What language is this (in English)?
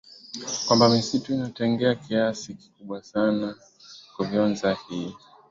Swahili